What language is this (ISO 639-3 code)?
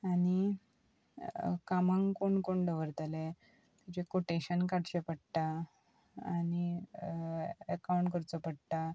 kok